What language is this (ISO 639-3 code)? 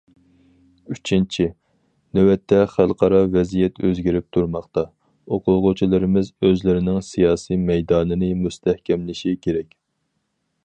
uig